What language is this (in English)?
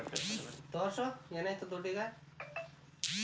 Kannada